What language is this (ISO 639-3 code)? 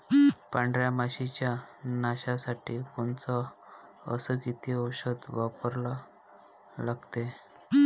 mar